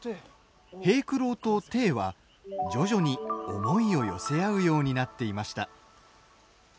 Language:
Japanese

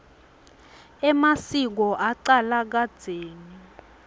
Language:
Swati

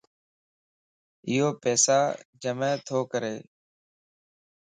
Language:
Lasi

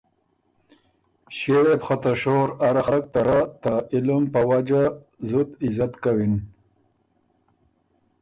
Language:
Ormuri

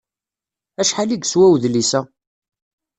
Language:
Kabyle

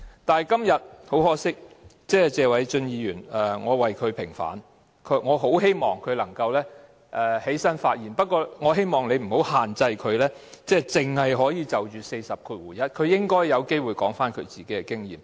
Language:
Cantonese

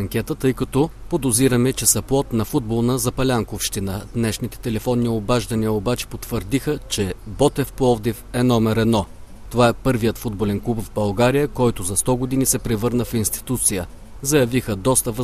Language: Bulgarian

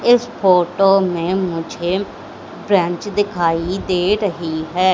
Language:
Hindi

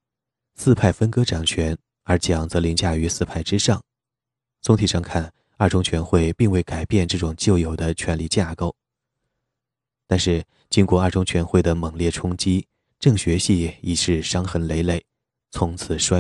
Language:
Chinese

